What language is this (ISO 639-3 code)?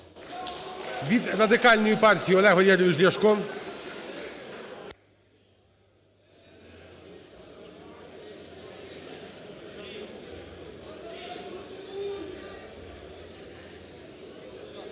ukr